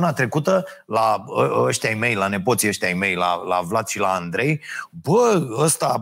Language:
Romanian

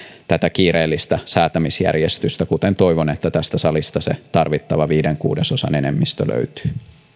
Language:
Finnish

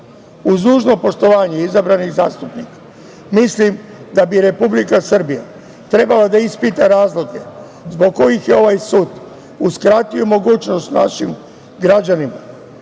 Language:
Serbian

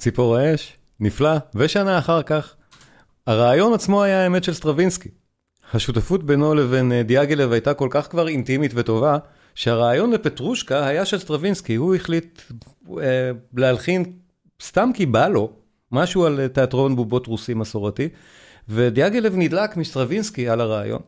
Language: Hebrew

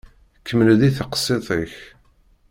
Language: Kabyle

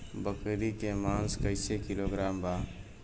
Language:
Bhojpuri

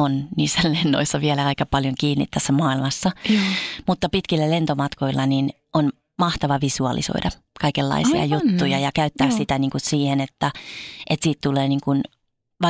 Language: Finnish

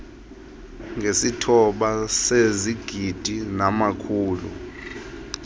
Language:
Xhosa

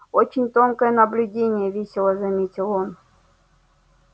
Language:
Russian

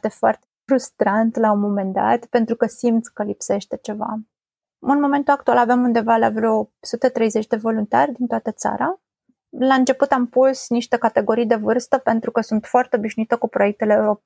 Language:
Romanian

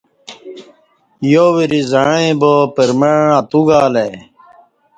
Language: Kati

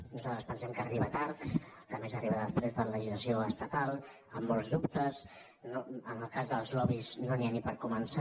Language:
Catalan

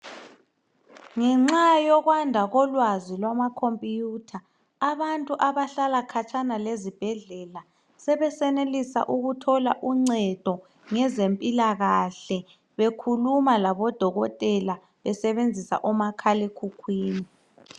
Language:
North Ndebele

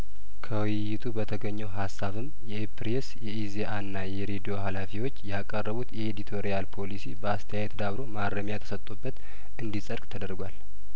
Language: Amharic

